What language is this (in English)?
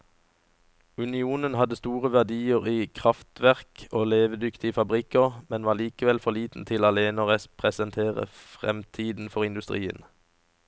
Norwegian